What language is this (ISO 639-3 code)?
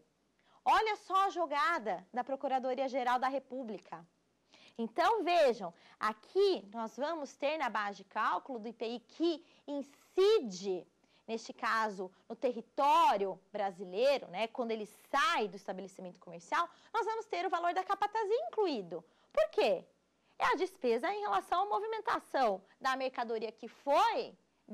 por